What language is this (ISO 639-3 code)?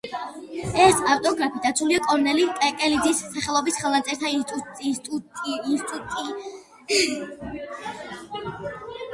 kat